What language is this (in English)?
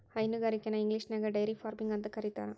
Kannada